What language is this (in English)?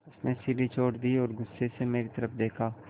Hindi